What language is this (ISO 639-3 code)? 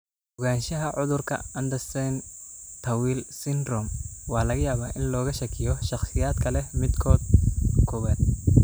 som